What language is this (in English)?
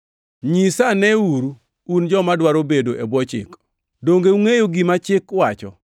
Luo (Kenya and Tanzania)